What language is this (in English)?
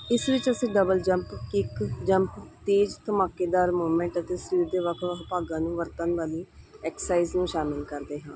Punjabi